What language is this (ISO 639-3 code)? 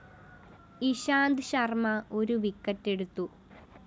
mal